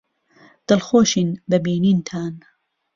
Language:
Central Kurdish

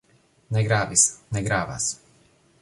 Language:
Esperanto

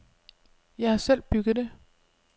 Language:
Danish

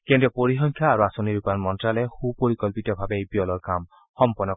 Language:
Assamese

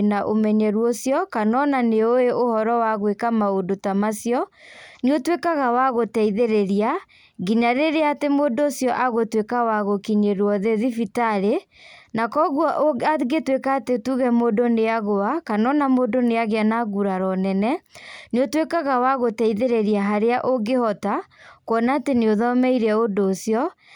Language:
Kikuyu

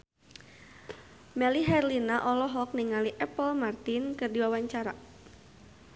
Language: Sundanese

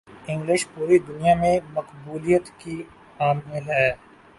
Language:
Urdu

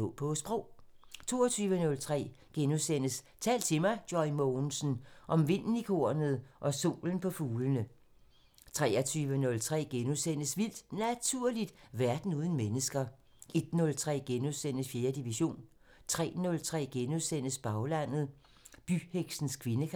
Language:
Danish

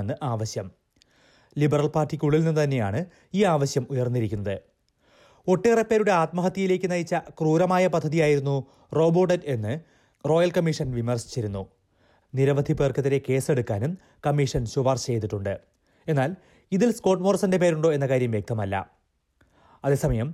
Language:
Malayalam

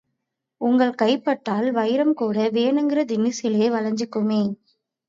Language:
Tamil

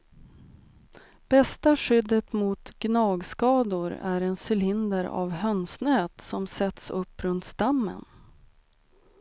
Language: Swedish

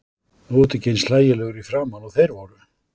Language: Icelandic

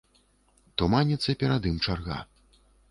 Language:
Belarusian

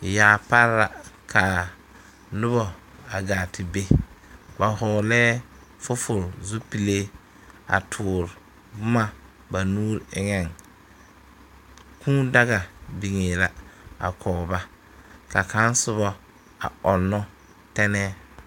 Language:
Southern Dagaare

